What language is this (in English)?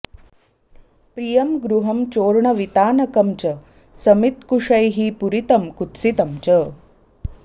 Sanskrit